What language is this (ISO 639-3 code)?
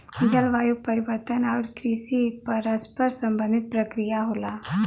bho